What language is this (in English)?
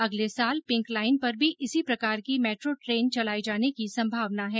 Hindi